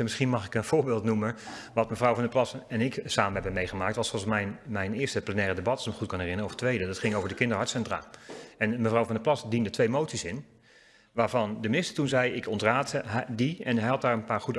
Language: Dutch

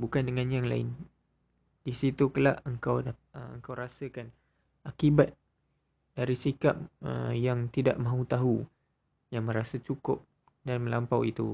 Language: Malay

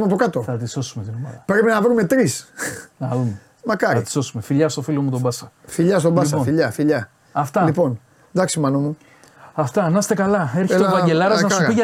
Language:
Greek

